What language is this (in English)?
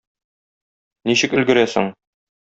Tatar